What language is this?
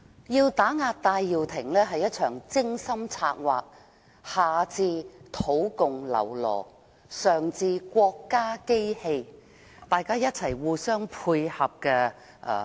Cantonese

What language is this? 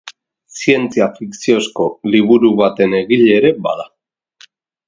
Basque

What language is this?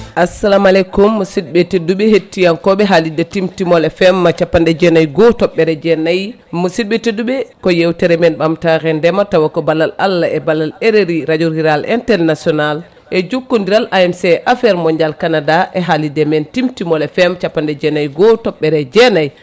Fula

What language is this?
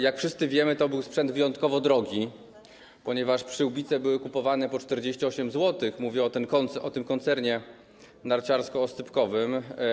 Polish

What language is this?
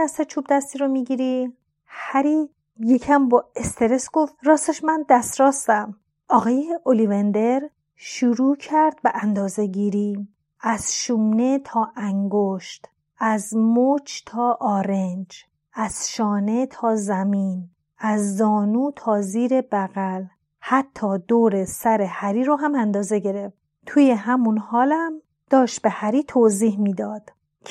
Persian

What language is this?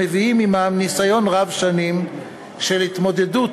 Hebrew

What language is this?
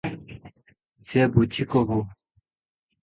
Odia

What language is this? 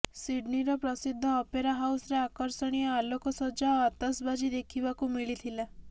Odia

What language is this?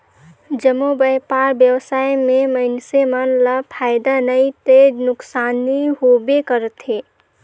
Chhattisgarhi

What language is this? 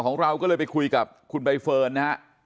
Thai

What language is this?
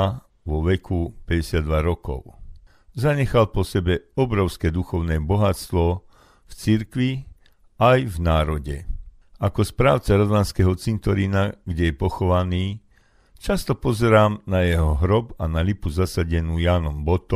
Slovak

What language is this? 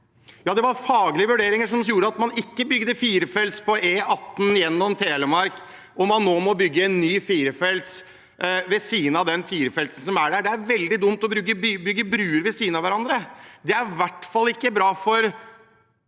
Norwegian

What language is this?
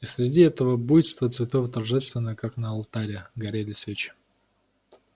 Russian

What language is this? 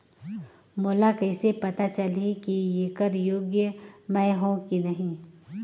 Chhattisgarhi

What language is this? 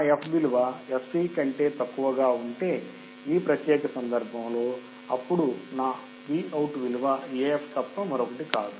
Telugu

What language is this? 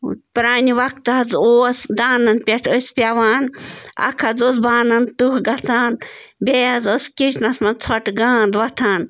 Kashmiri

